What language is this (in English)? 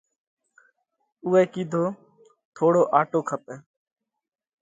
Parkari Koli